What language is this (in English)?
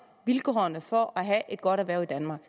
Danish